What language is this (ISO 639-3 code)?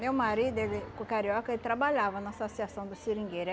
por